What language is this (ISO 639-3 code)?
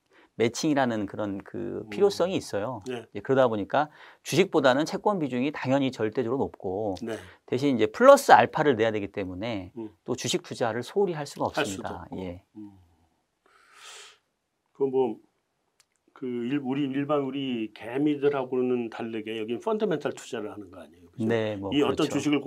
kor